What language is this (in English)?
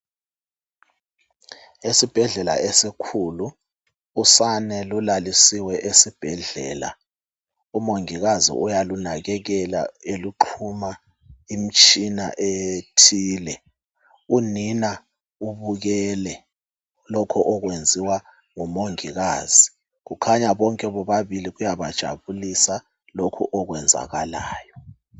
North Ndebele